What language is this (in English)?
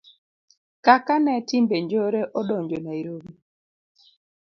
Luo (Kenya and Tanzania)